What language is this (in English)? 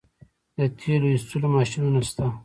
Pashto